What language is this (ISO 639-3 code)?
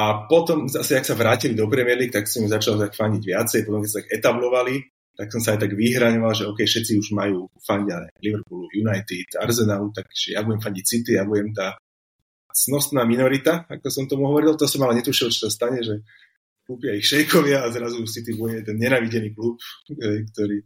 slk